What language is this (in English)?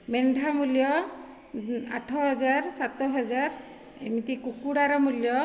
Odia